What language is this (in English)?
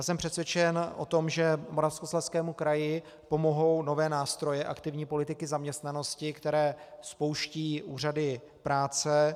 Czech